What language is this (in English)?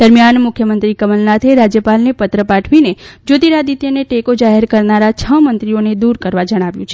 Gujarati